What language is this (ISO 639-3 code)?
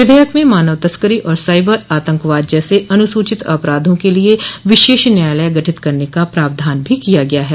hin